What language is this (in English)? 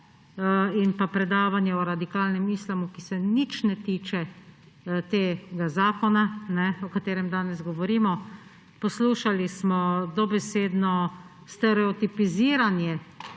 Slovenian